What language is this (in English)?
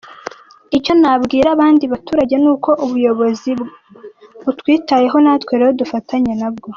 Kinyarwanda